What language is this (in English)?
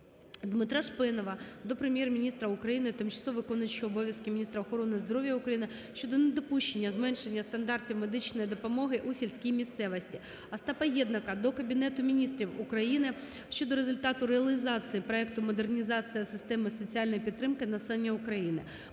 Ukrainian